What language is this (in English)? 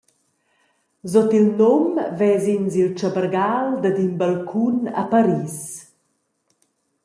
Romansh